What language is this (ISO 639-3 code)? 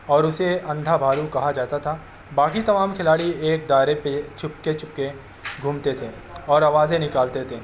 urd